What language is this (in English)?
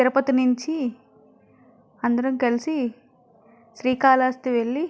Telugu